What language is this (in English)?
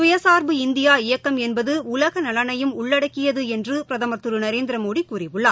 Tamil